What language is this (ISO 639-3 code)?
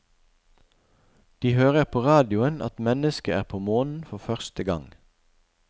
nor